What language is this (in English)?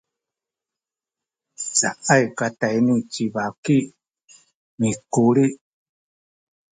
Sakizaya